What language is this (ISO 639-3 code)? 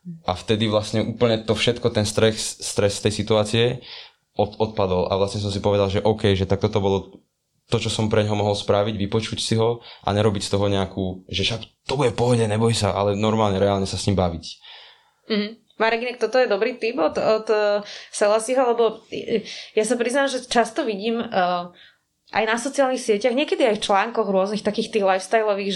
slk